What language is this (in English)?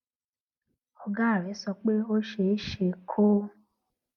Yoruba